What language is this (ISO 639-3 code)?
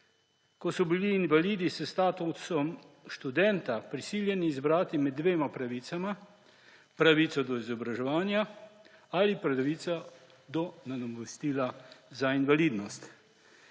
slv